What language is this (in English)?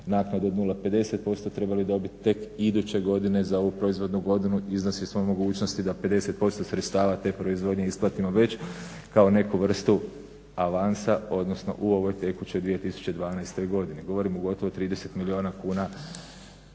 Croatian